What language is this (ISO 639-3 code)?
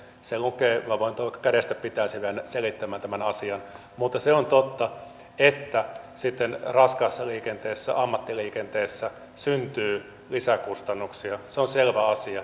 fin